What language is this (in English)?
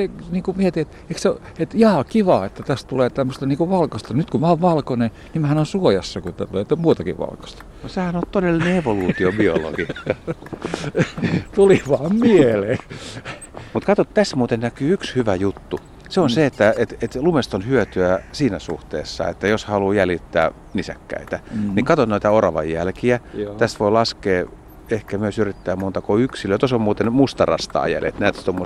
Finnish